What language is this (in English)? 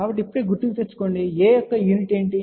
Telugu